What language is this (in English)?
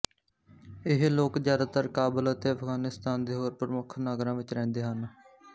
Punjabi